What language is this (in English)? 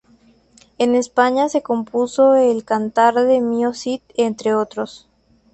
Spanish